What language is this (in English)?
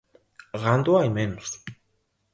Galician